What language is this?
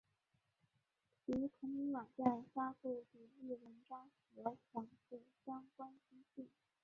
Chinese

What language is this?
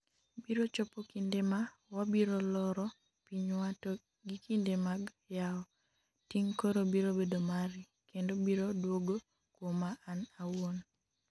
Luo (Kenya and Tanzania)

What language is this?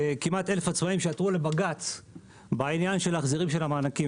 Hebrew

